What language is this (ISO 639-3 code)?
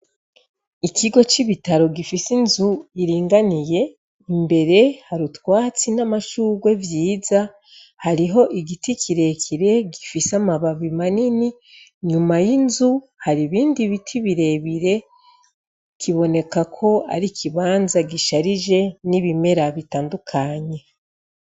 run